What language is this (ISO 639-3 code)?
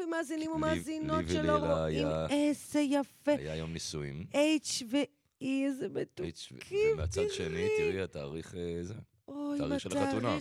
heb